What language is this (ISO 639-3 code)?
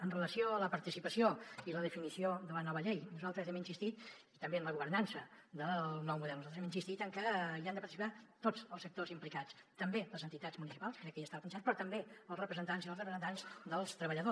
cat